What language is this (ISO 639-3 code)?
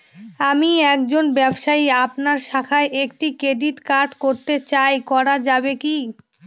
ben